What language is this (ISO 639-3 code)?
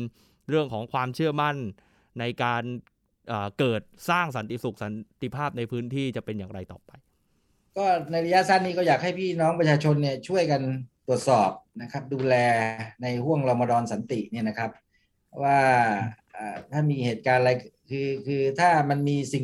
tha